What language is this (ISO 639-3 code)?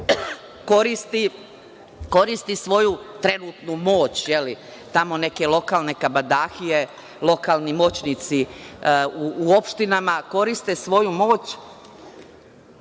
srp